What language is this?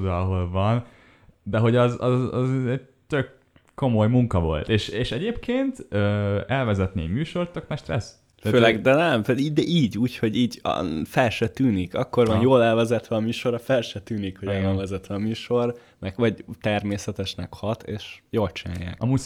Hungarian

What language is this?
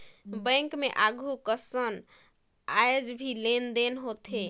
Chhattisgarhi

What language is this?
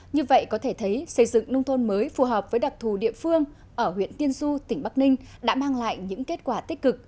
Vietnamese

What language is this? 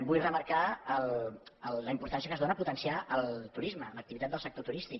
Catalan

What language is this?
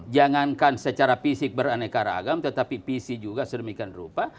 Indonesian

